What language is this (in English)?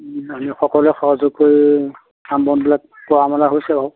Assamese